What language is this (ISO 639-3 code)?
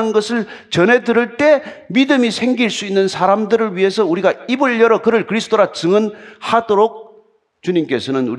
kor